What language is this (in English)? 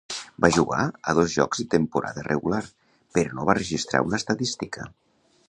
Catalan